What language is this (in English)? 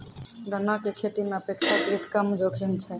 Maithili